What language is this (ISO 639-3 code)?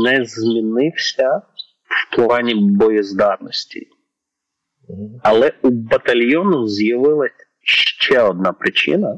ukr